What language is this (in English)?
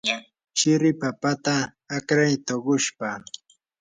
Yanahuanca Pasco Quechua